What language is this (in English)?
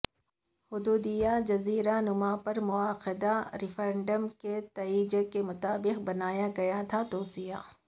Urdu